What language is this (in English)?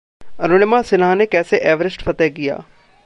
Hindi